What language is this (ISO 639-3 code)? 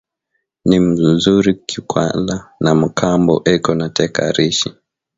swa